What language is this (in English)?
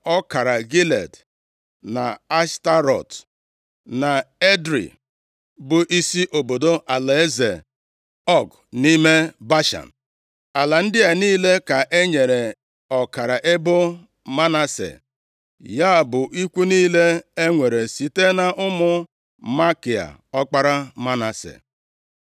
Igbo